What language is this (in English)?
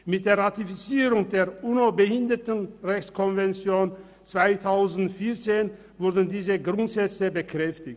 Swiss German